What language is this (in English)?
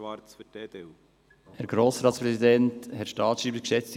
Swiss German